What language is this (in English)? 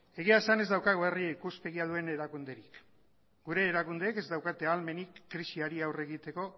Basque